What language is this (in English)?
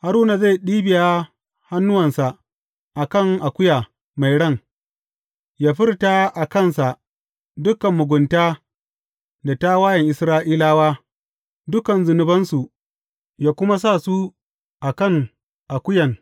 Hausa